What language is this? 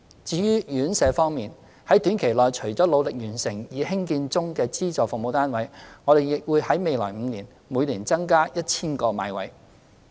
Cantonese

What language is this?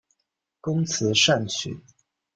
Chinese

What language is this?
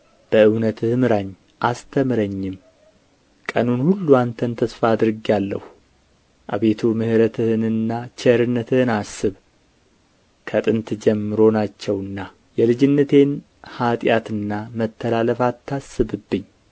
Amharic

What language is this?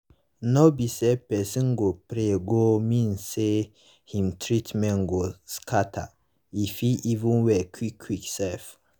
Nigerian Pidgin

